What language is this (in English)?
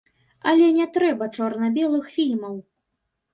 Belarusian